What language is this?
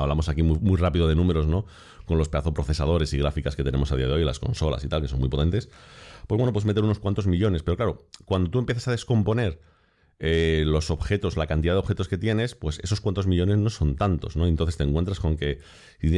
Spanish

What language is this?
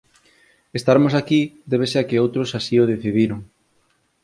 Galician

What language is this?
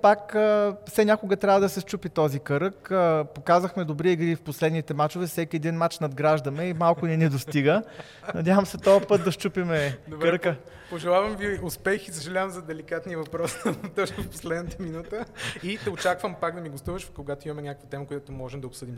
Bulgarian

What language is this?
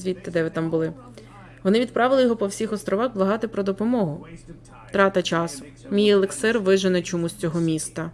Ukrainian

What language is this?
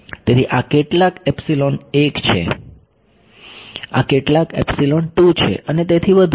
Gujarati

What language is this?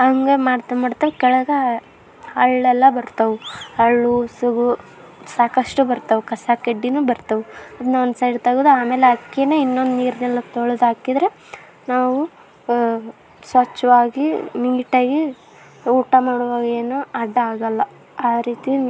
Kannada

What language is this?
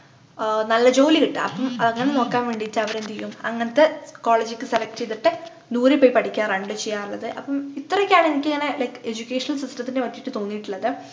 Malayalam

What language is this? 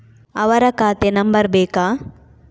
Kannada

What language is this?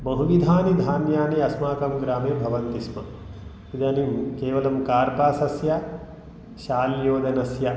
Sanskrit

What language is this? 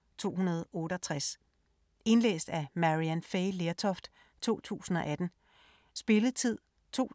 Danish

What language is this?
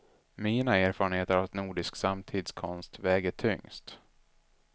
Swedish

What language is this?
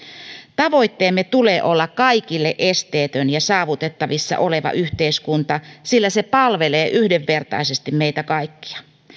Finnish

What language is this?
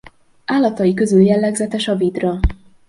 Hungarian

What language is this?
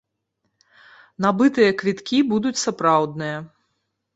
Belarusian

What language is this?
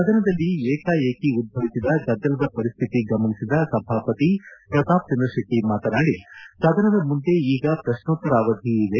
Kannada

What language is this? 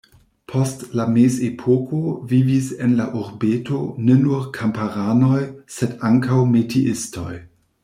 Esperanto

